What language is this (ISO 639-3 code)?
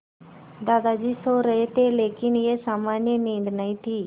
hin